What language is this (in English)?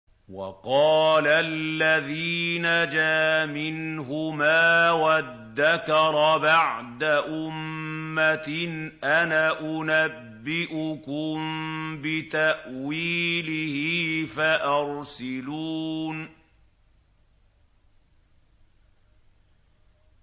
Arabic